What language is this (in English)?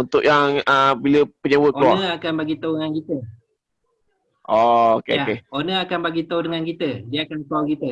Malay